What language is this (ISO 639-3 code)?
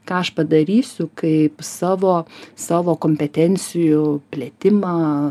lit